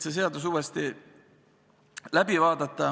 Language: Estonian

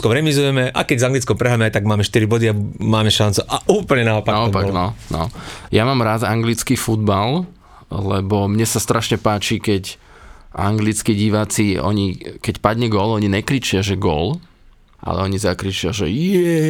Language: Slovak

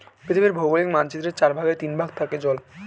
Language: Bangla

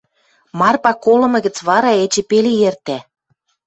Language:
Western Mari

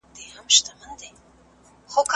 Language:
Pashto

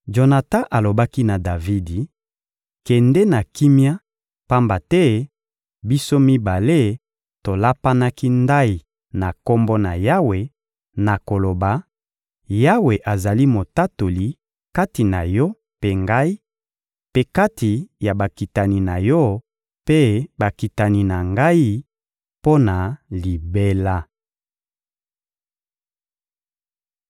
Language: Lingala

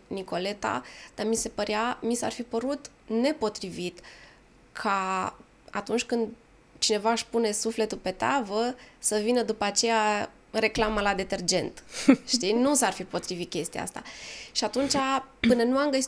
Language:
Romanian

